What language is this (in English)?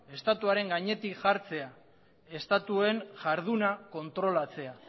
Basque